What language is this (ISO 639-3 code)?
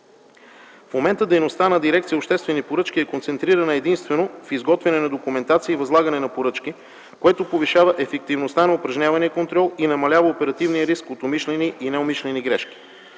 bul